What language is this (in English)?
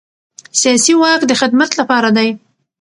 Pashto